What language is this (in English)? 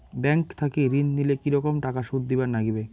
Bangla